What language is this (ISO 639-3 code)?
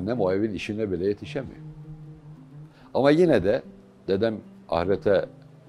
tur